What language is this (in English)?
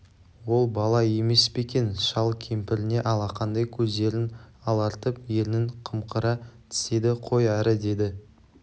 Kazakh